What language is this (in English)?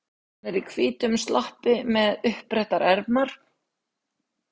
Icelandic